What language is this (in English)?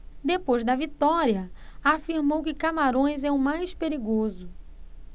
Portuguese